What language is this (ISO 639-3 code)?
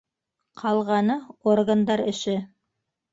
bak